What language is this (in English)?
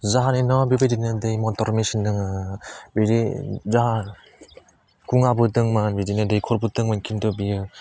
Bodo